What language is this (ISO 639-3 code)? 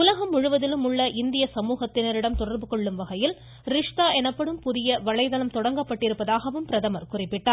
tam